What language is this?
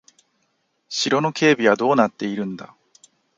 Japanese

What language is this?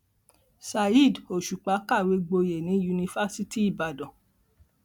Yoruba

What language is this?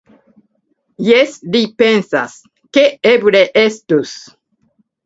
Esperanto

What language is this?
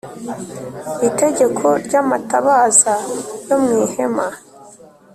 Kinyarwanda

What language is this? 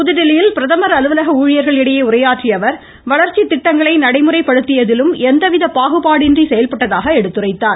Tamil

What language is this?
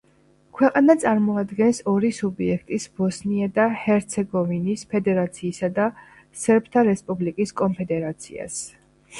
Georgian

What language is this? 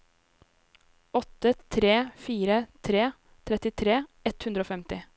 Norwegian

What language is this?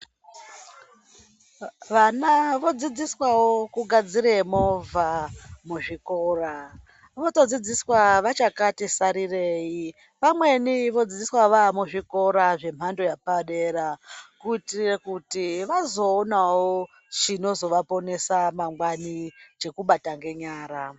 Ndau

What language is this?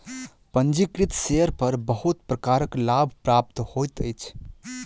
Maithili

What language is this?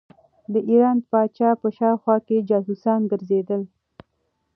Pashto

